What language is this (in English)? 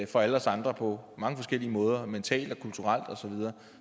Danish